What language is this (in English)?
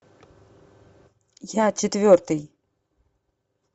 Russian